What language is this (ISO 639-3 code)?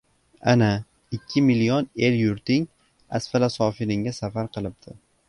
uzb